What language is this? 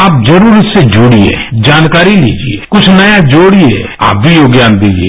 Hindi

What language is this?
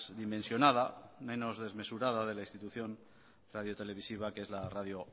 Spanish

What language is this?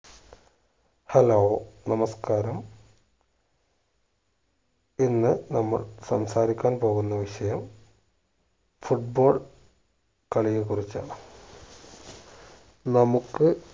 Malayalam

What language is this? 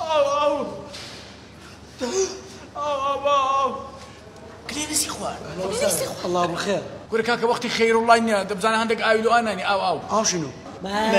Arabic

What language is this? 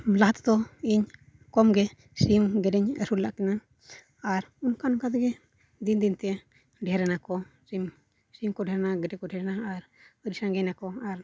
Santali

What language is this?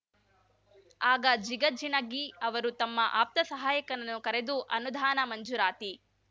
Kannada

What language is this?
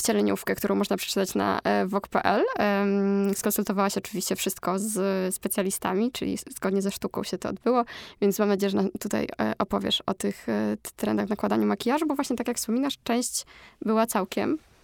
Polish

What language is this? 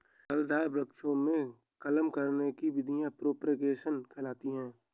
Hindi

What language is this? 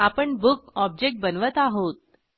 Marathi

